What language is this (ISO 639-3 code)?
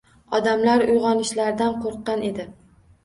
uzb